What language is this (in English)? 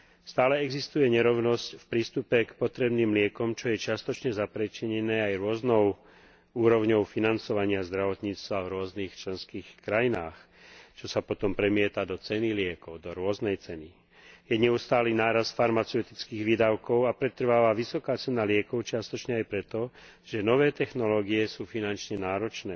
Slovak